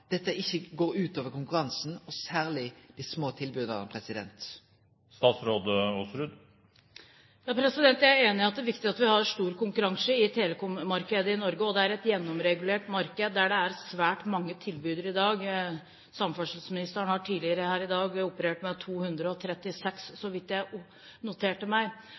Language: Norwegian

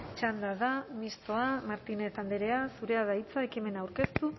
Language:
Basque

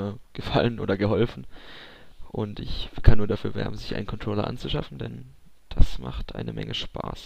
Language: German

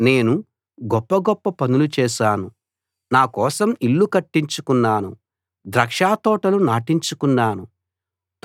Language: Telugu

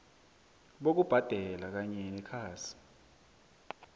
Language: South Ndebele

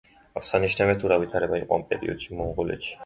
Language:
Georgian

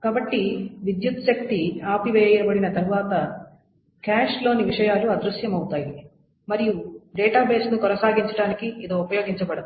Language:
Telugu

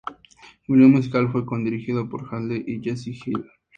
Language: Spanish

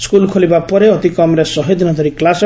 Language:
Odia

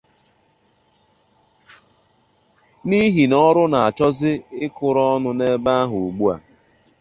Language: Igbo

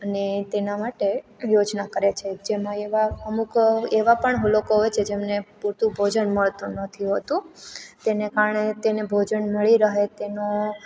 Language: Gujarati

